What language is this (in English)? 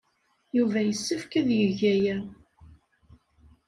Kabyle